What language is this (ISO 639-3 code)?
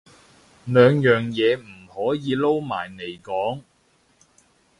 yue